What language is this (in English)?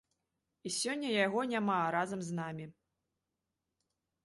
Belarusian